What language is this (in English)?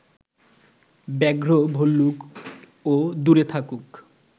Bangla